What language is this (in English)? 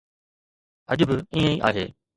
Sindhi